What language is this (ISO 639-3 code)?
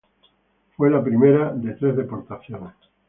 spa